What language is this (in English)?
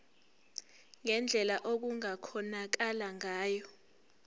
Zulu